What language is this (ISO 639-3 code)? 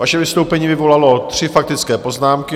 ces